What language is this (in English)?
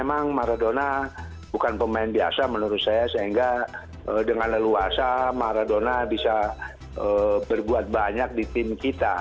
Indonesian